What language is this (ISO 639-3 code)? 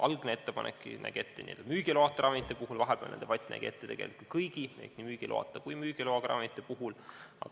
est